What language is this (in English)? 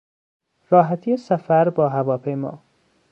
Persian